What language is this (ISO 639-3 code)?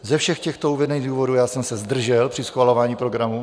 ces